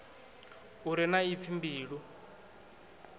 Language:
Venda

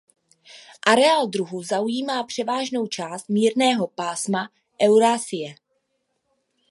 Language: Czech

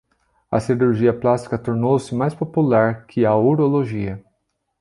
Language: Portuguese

